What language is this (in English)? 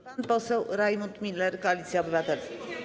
Polish